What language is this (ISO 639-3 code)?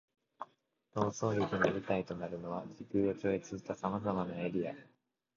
jpn